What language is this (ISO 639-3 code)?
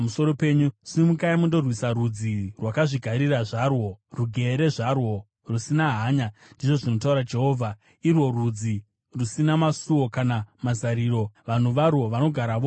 sna